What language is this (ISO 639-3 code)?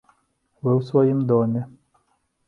bel